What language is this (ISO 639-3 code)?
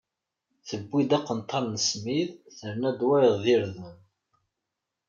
kab